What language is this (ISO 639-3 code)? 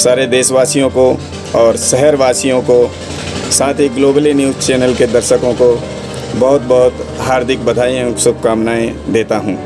hin